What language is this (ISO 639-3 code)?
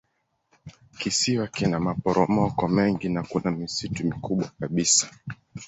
swa